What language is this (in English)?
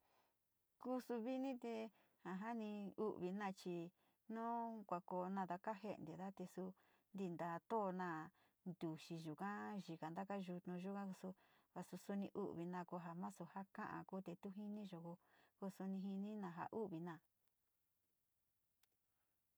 Sinicahua Mixtec